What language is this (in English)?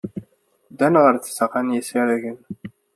Kabyle